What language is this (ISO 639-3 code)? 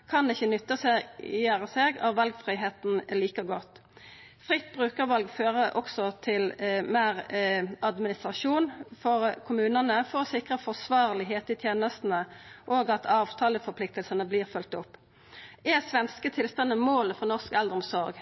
nno